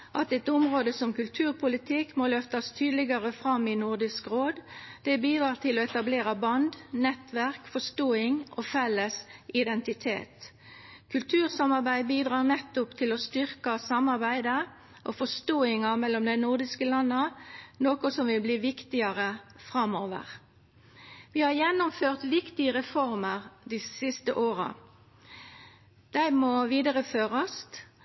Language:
Norwegian Nynorsk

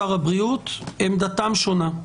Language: Hebrew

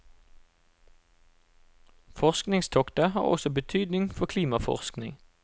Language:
Norwegian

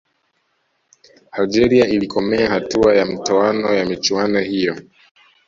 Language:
Swahili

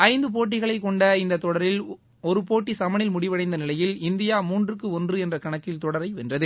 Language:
Tamil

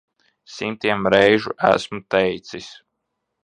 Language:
Latvian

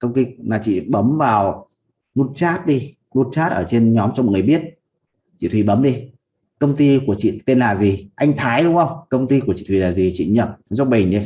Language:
Vietnamese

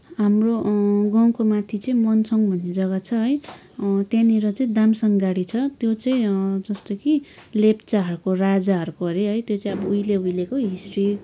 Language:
Nepali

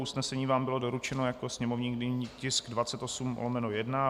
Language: Czech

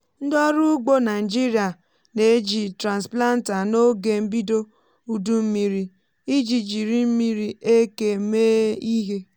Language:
Igbo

